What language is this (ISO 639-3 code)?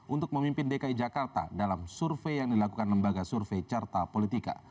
ind